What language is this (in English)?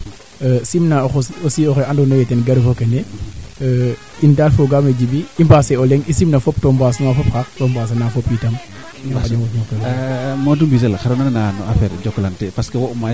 Serer